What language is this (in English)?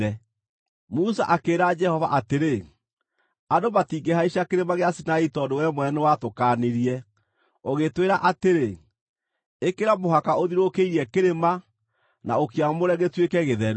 Kikuyu